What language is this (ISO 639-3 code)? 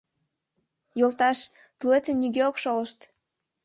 chm